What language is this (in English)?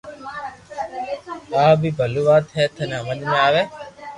Loarki